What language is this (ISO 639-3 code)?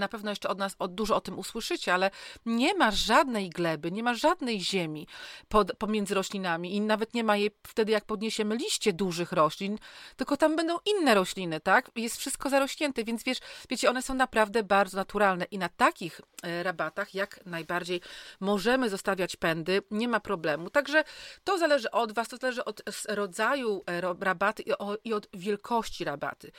pol